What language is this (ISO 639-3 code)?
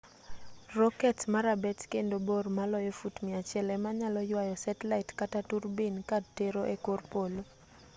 luo